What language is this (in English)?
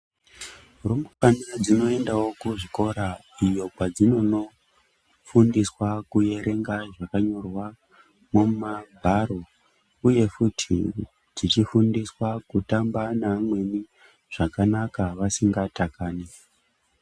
Ndau